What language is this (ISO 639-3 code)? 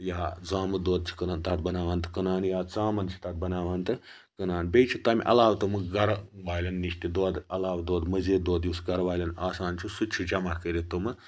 kas